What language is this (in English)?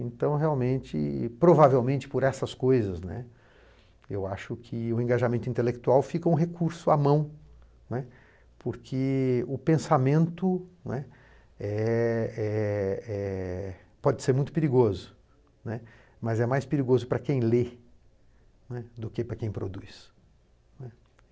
Portuguese